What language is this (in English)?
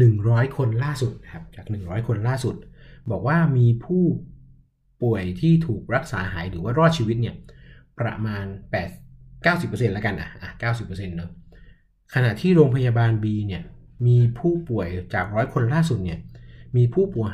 Thai